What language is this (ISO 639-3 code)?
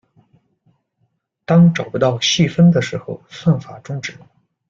zho